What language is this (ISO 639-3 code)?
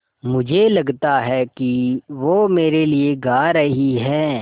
hin